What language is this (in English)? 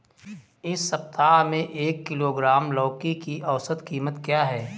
Hindi